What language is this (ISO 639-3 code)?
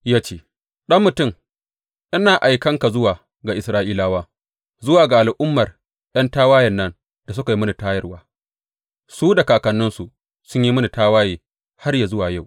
hau